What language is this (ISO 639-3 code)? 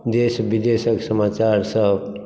mai